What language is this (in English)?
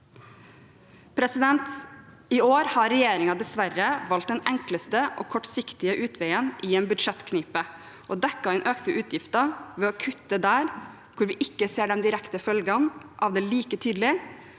Norwegian